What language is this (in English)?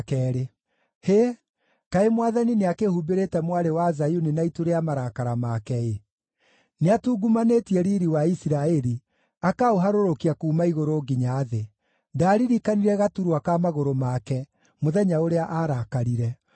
Kikuyu